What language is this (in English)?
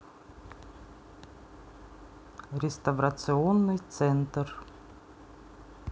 Russian